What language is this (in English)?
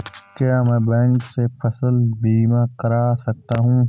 Hindi